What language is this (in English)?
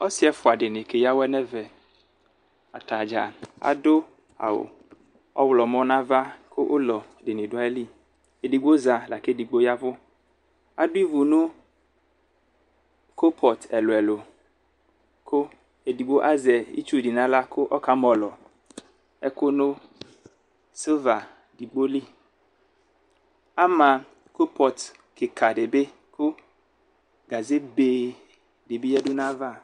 Ikposo